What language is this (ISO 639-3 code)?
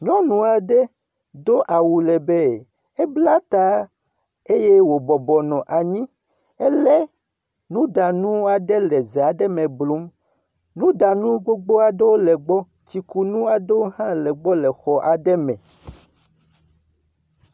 ewe